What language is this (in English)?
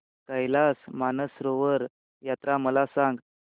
Marathi